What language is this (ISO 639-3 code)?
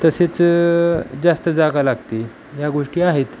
mar